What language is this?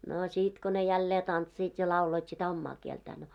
Finnish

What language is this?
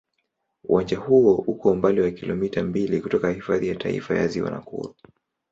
Swahili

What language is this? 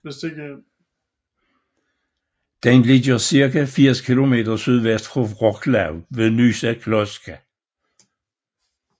Danish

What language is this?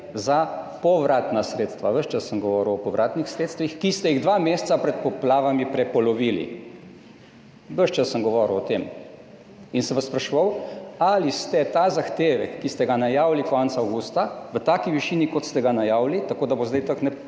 Slovenian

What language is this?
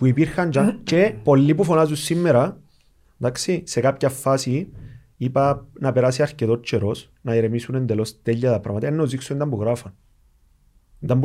Greek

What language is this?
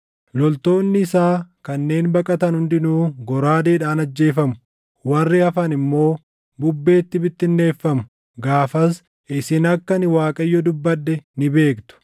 Oromo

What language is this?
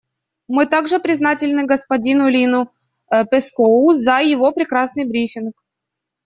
Russian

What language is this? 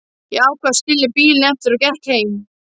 Icelandic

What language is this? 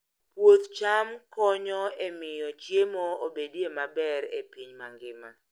Luo (Kenya and Tanzania)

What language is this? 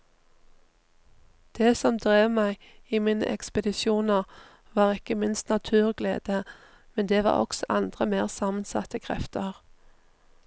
Norwegian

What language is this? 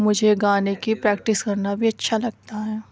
Urdu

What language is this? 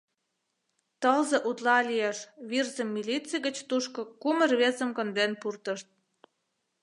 Mari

